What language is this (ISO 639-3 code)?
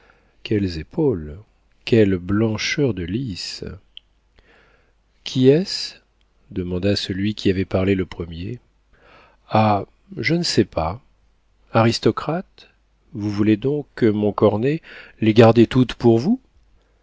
fra